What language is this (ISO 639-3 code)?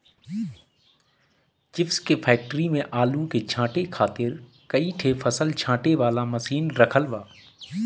bho